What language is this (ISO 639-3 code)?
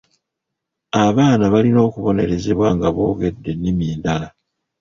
lug